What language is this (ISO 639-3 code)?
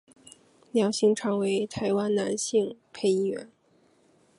zho